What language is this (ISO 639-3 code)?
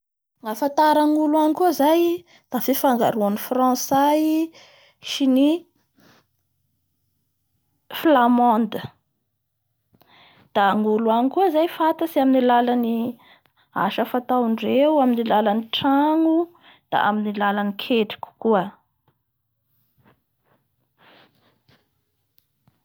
bhr